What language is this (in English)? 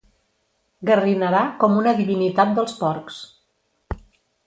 Catalan